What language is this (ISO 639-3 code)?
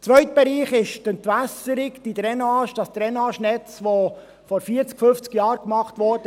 gsw